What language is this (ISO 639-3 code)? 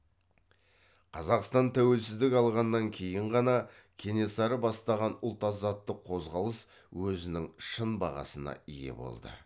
kaz